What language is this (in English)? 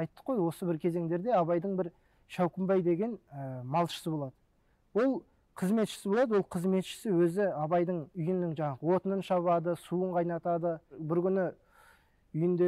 Turkish